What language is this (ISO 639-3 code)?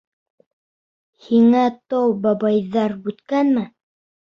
bak